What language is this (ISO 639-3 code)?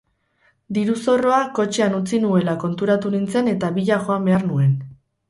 eus